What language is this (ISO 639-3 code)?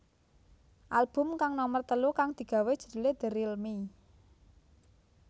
jav